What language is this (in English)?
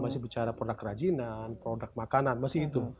Indonesian